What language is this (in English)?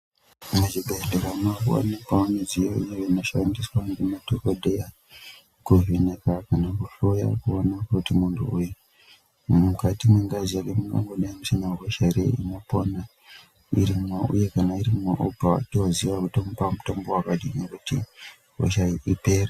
Ndau